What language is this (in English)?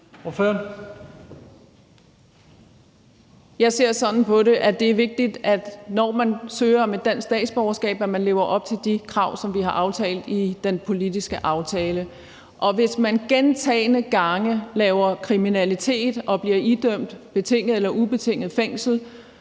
Danish